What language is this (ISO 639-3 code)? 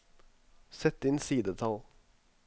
nor